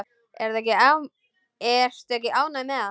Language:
Icelandic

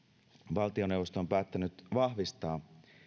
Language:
Finnish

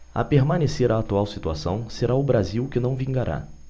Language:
Portuguese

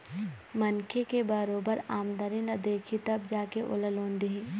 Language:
Chhattisgarhi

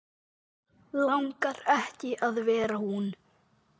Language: Icelandic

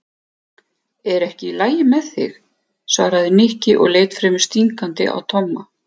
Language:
Icelandic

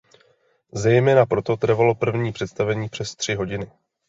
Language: Czech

